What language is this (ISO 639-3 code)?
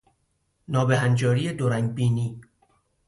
fas